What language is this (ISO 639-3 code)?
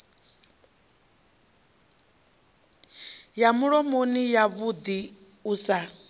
ven